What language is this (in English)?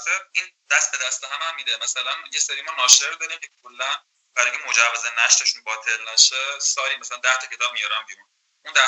Persian